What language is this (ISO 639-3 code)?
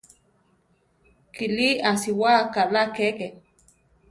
tar